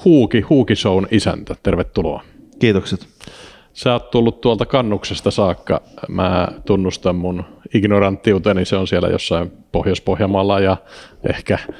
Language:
Finnish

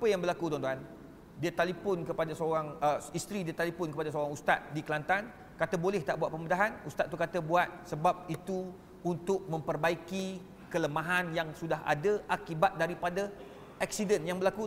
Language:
Malay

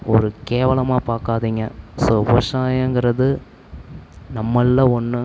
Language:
Tamil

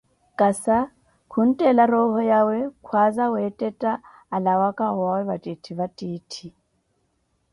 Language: Koti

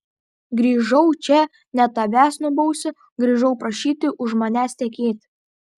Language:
Lithuanian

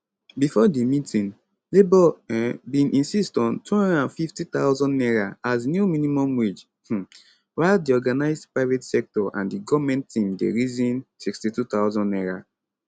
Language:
Nigerian Pidgin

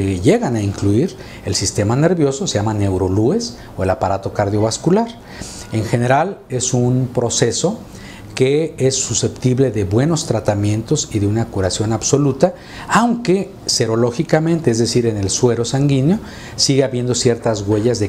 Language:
Spanish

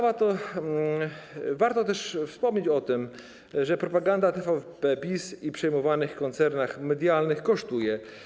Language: Polish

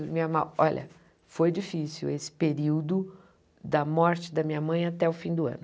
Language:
Portuguese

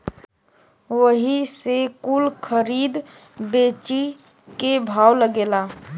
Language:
Bhojpuri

